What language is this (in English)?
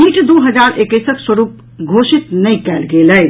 Maithili